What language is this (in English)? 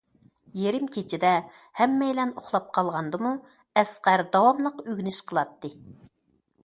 Uyghur